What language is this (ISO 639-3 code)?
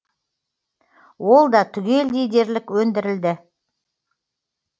kaz